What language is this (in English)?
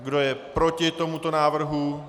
Czech